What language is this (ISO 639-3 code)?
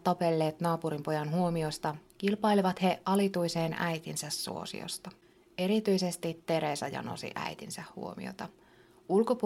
fin